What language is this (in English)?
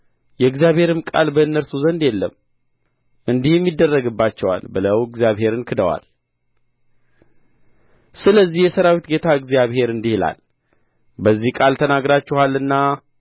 Amharic